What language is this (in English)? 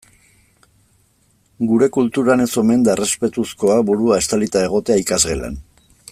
Basque